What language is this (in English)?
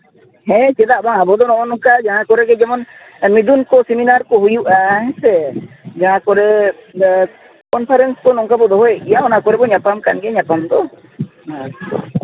Santali